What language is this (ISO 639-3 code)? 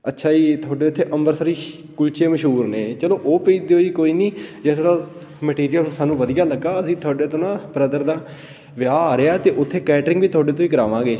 pan